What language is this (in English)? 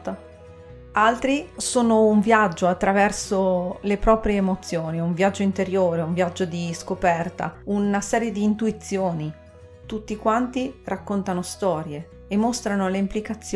Italian